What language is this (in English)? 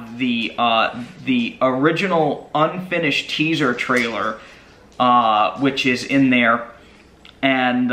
English